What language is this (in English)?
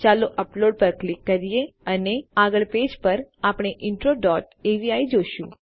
Gujarati